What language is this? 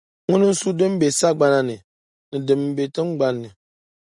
Dagbani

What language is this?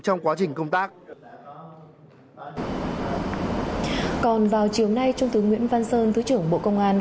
Vietnamese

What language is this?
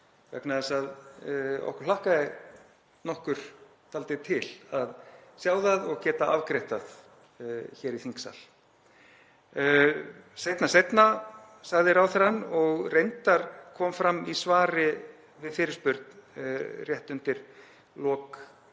Icelandic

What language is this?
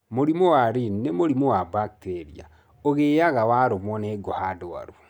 Kikuyu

